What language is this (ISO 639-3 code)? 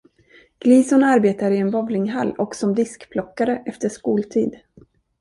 swe